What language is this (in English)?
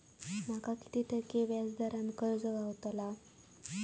Marathi